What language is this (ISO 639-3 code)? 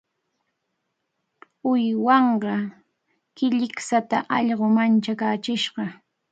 qvl